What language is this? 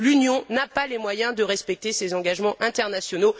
French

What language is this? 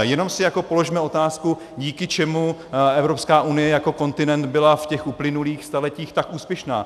Czech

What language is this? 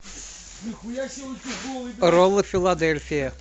Russian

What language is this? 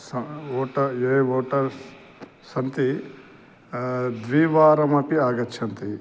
Sanskrit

